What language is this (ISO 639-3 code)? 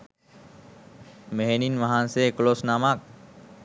sin